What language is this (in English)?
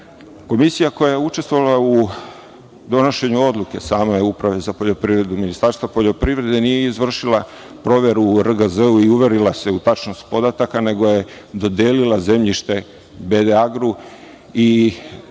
Serbian